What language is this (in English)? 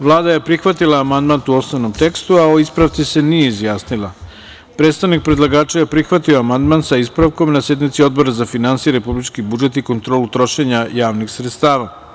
Serbian